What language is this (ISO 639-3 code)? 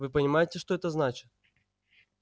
rus